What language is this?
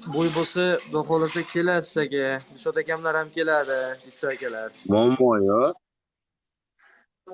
Uzbek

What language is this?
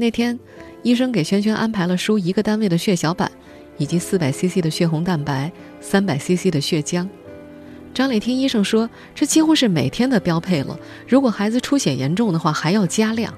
Chinese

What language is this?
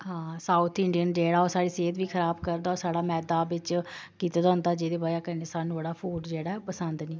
Dogri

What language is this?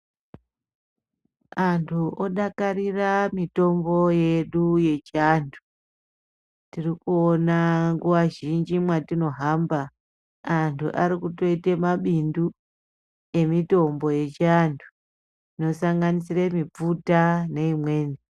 Ndau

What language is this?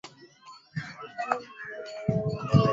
Swahili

